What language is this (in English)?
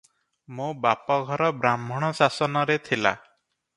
Odia